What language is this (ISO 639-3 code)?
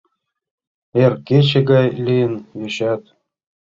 chm